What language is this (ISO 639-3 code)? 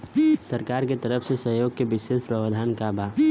bho